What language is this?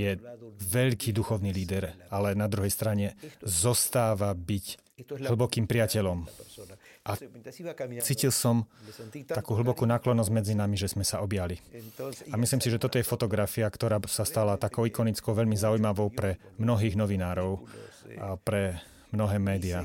Slovak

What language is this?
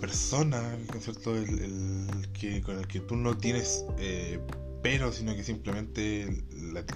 Spanish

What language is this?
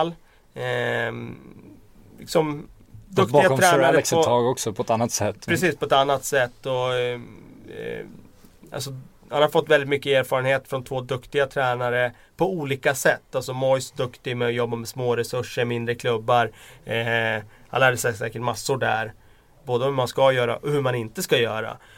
Swedish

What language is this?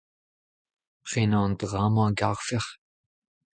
Breton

